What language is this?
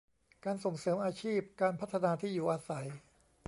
Thai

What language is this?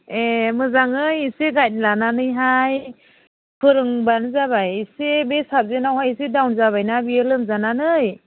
Bodo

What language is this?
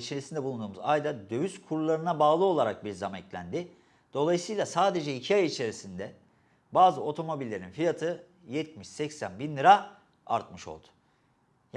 Turkish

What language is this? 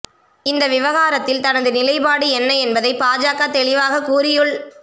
Tamil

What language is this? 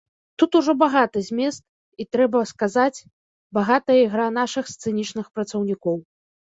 Belarusian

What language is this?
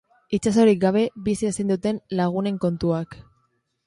Basque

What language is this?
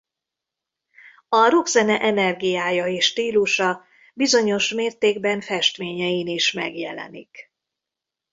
Hungarian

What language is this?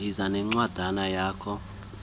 Xhosa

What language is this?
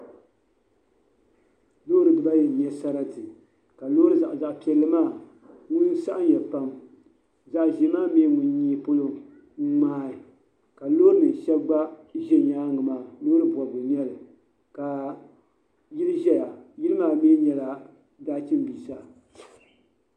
Dagbani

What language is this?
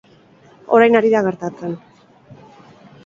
Basque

